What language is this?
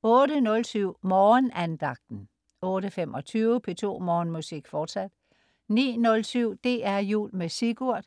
Danish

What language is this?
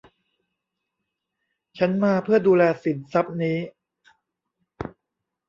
Thai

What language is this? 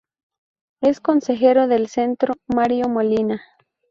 Spanish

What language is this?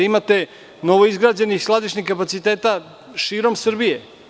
Serbian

